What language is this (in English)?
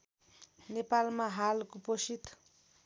Nepali